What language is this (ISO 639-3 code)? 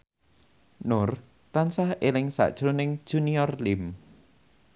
jav